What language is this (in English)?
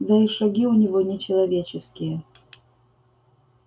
Russian